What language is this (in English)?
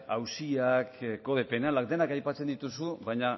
Basque